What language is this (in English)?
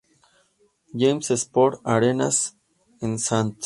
Spanish